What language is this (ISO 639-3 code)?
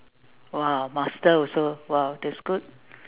eng